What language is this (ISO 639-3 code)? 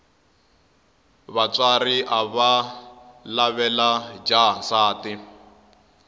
tso